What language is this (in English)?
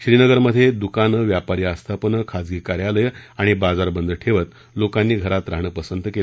Marathi